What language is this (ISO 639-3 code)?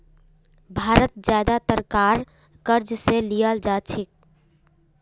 mag